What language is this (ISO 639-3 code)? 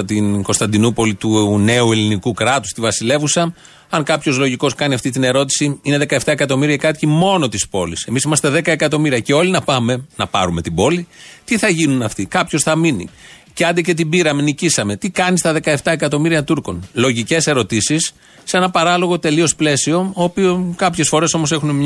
ell